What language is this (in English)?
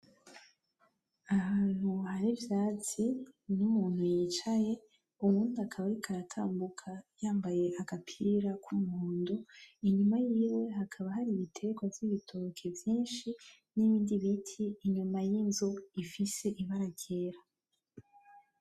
Rundi